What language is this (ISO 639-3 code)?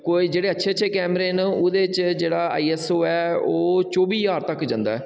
doi